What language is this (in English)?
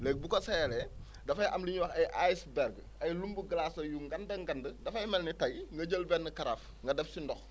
Wolof